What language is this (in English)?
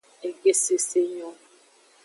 Aja (Benin)